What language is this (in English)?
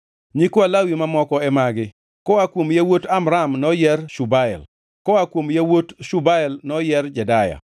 Luo (Kenya and Tanzania)